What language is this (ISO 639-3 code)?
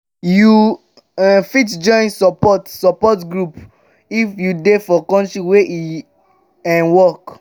pcm